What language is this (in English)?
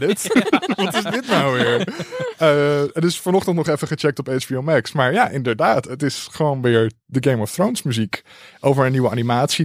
Dutch